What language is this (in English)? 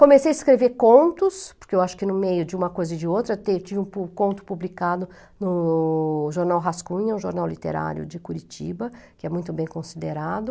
Portuguese